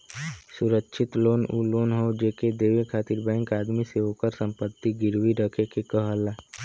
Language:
Bhojpuri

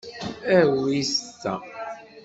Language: Kabyle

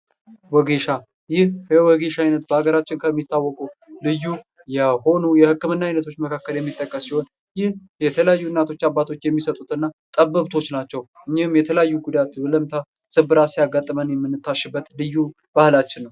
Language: Amharic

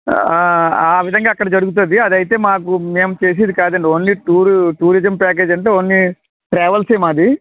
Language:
Telugu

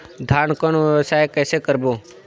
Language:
Chhattisgarhi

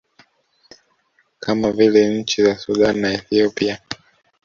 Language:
Swahili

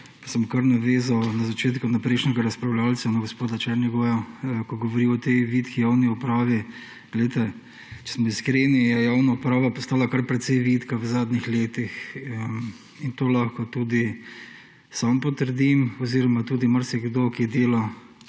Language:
Slovenian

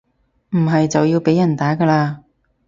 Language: Cantonese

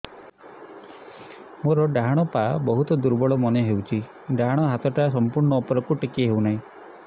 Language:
Odia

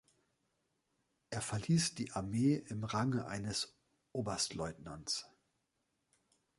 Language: German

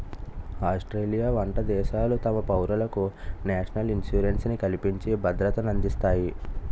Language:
Telugu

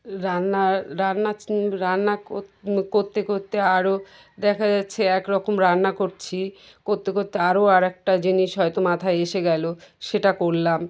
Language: Bangla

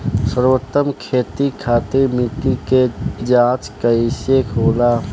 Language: Bhojpuri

